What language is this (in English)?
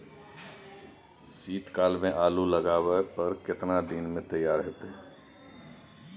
Maithili